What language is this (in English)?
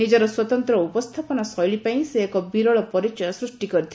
Odia